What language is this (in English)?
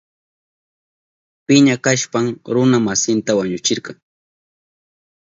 Southern Pastaza Quechua